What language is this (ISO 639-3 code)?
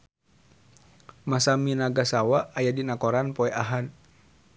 sun